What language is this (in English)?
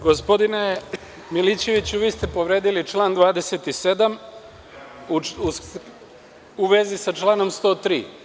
Serbian